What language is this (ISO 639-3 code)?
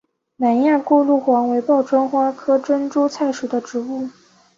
zho